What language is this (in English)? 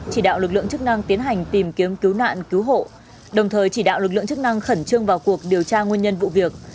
Vietnamese